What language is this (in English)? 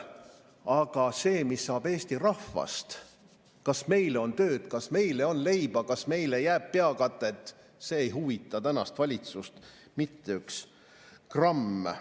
Estonian